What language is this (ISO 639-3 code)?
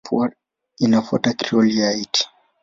swa